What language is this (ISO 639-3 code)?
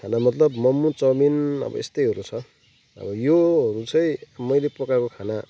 nep